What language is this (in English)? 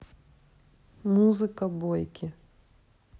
Russian